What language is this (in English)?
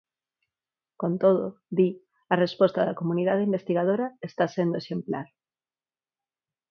Galician